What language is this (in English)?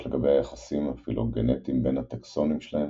Hebrew